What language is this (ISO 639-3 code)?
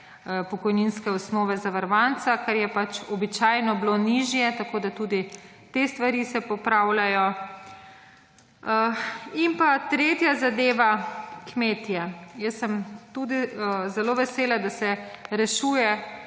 slv